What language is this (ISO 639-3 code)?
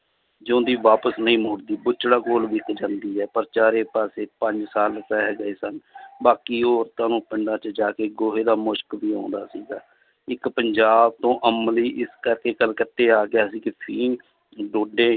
pan